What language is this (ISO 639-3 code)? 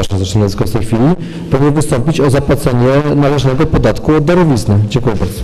pol